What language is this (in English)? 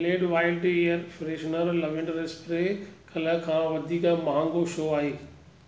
Sindhi